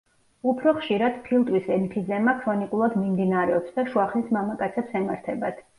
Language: Georgian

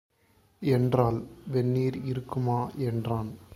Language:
Tamil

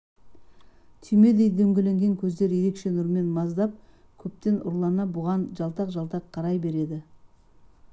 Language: Kazakh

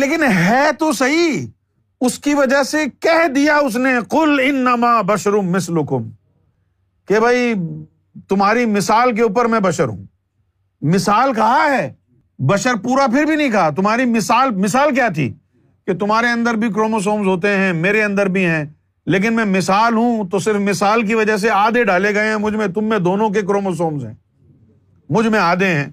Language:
Urdu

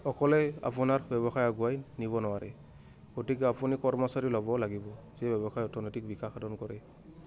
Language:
Assamese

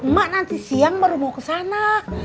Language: Indonesian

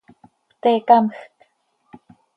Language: Seri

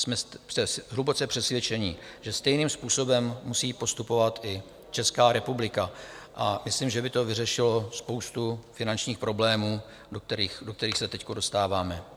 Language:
Czech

